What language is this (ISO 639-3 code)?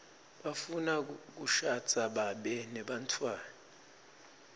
ssw